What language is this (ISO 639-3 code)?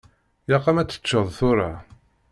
kab